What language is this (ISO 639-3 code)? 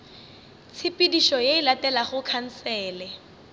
nso